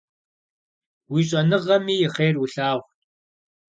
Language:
Kabardian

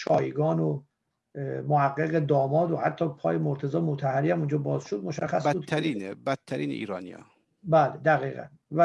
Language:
Persian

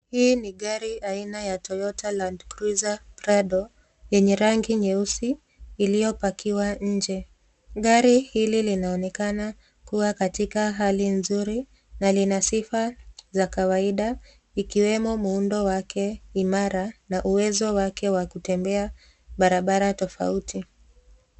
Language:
Swahili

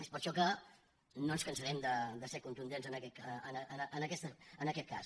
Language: Catalan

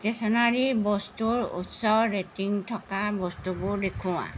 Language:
Assamese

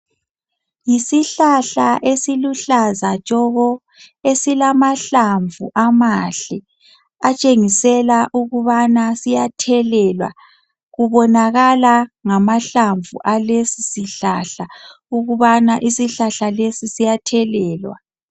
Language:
North Ndebele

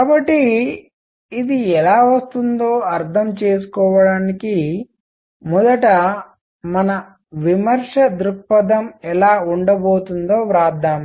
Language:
Telugu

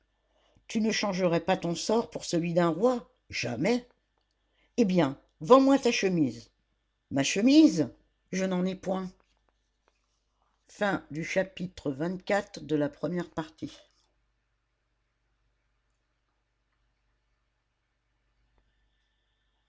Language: French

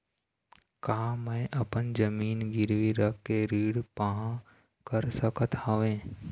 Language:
Chhattisgarhi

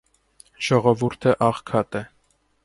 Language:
Armenian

